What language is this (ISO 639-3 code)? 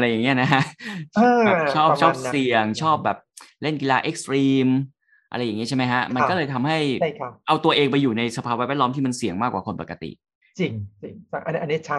tha